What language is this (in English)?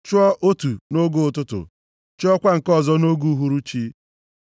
Igbo